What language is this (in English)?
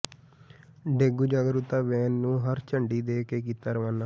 Punjabi